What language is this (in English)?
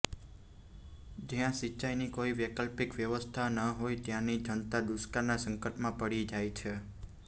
Gujarati